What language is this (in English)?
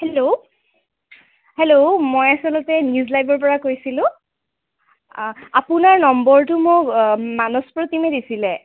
Assamese